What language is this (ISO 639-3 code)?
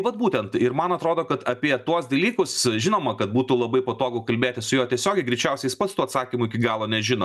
lit